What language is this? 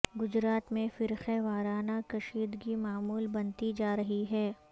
Urdu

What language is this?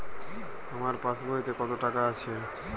Bangla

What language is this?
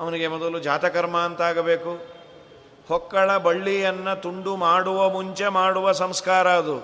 Kannada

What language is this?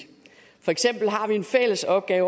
Danish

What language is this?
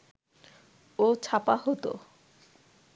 Bangla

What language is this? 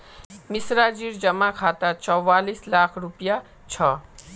Magahi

